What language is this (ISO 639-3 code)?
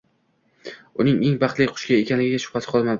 uzb